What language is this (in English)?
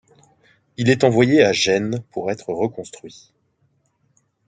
French